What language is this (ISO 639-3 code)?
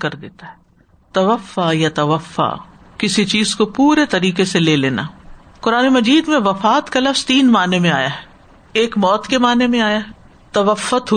urd